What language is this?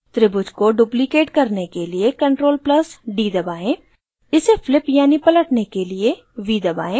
Hindi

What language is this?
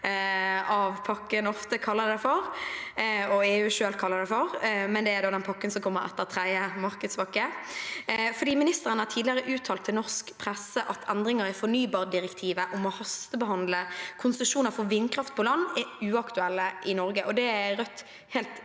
Norwegian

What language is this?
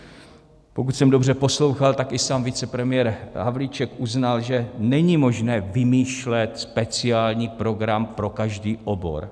Czech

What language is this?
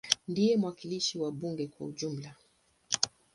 Swahili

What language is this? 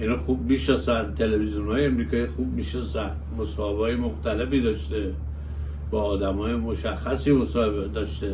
Persian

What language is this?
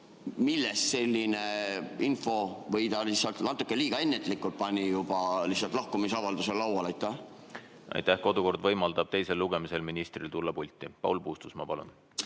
Estonian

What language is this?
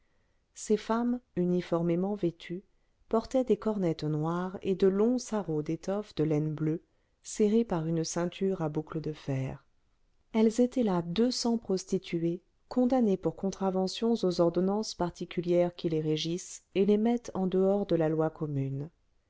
French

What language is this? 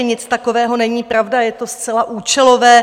Czech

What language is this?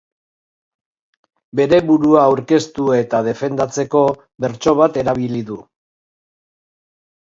Basque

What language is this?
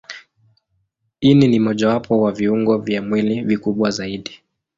Swahili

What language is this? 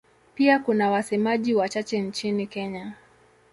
Swahili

